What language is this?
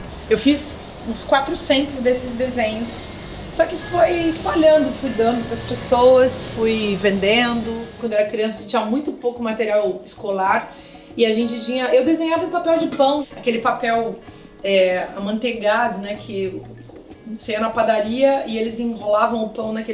Portuguese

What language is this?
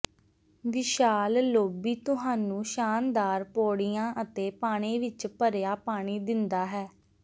Punjabi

